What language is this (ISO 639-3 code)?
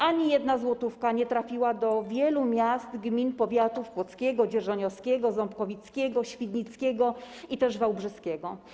pol